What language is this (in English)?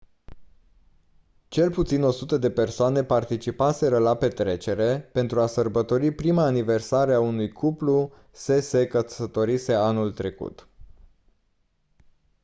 Romanian